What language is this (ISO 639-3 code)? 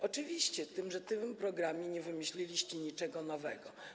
pol